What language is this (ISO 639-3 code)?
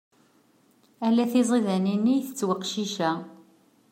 kab